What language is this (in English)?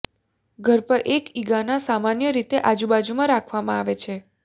Gujarati